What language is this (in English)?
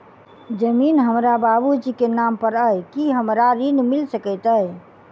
Maithili